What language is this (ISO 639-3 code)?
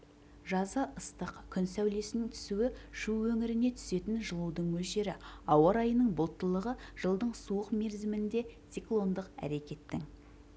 kaz